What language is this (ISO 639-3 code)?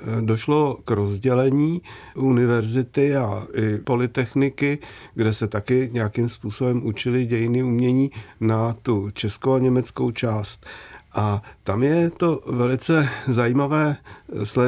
ces